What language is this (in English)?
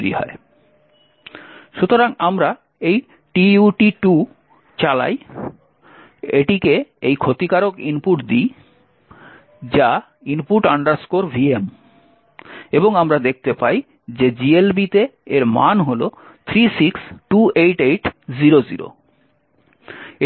Bangla